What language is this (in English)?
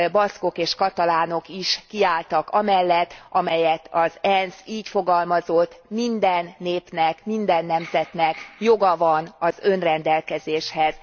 Hungarian